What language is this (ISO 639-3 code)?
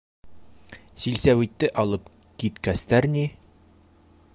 bak